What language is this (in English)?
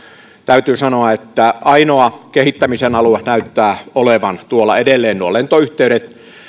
Finnish